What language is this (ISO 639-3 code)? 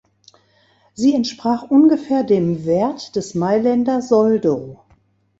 deu